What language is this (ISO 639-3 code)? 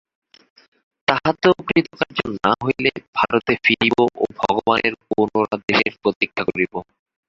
ben